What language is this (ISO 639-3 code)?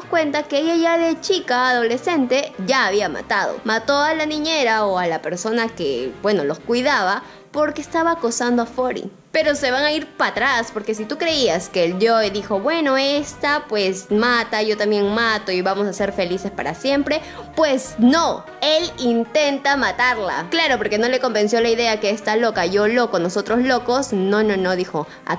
spa